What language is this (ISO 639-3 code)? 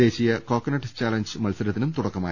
mal